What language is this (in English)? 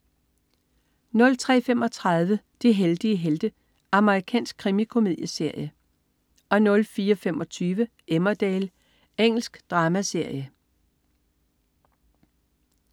Danish